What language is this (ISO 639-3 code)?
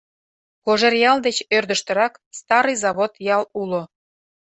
chm